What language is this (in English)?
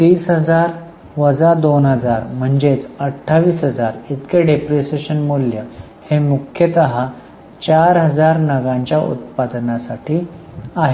Marathi